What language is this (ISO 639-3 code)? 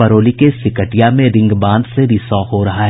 hin